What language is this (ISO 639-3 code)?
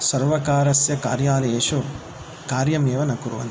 san